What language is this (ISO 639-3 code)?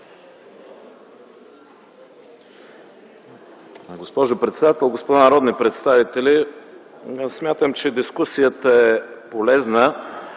bul